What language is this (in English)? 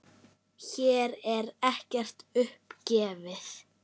Icelandic